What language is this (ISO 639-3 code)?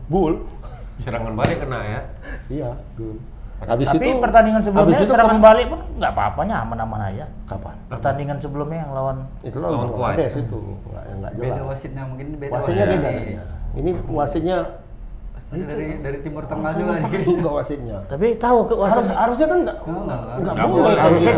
ind